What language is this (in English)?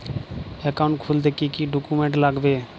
Bangla